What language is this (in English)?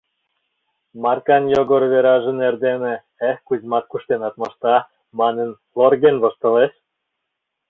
Mari